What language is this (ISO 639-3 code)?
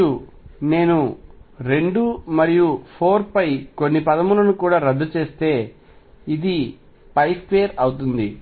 tel